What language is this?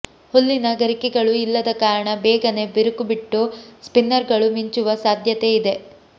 Kannada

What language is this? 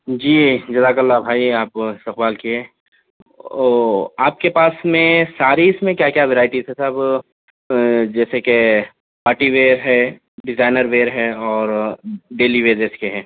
Urdu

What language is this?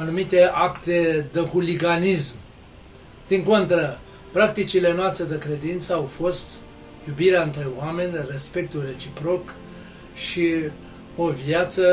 Romanian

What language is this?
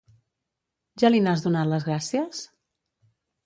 Catalan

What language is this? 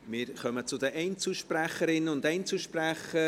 Swiss German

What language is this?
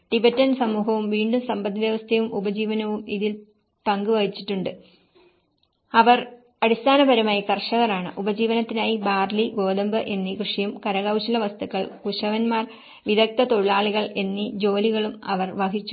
Malayalam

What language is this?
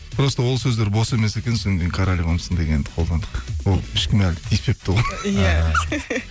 Kazakh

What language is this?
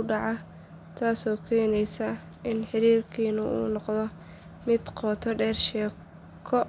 Somali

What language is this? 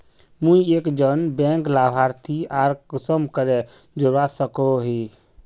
Magahi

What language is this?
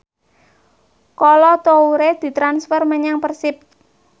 Javanese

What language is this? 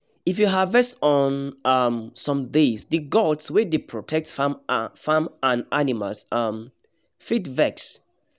Nigerian Pidgin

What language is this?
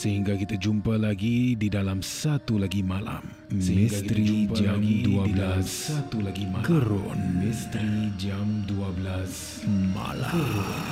Malay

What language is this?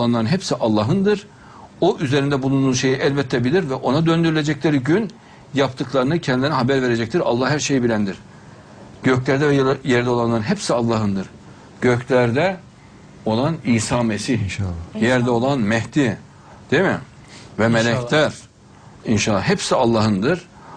Turkish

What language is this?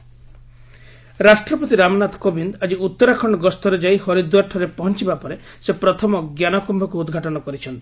Odia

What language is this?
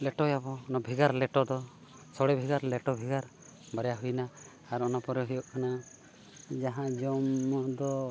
Santali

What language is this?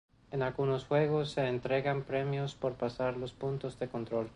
Spanish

